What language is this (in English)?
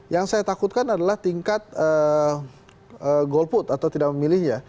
Indonesian